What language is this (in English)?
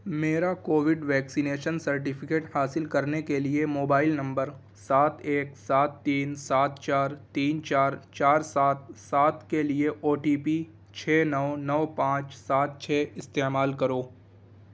Urdu